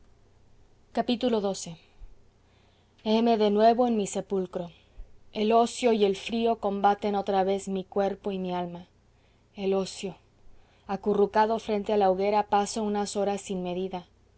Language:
Spanish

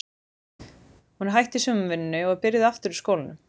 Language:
Icelandic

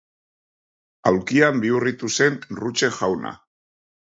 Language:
Basque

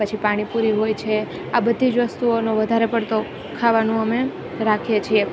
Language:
Gujarati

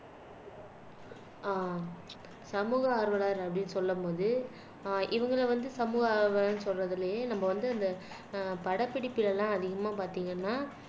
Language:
Tamil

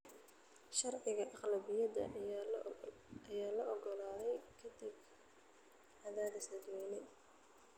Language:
Somali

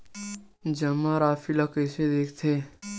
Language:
Chhattisgarhi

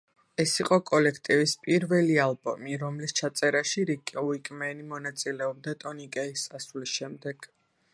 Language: Georgian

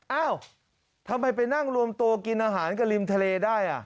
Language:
Thai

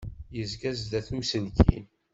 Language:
Kabyle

